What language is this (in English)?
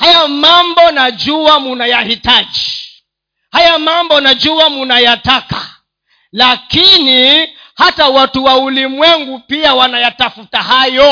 Swahili